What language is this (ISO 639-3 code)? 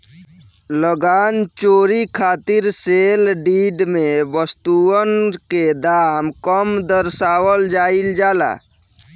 bho